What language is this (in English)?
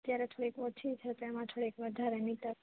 Gujarati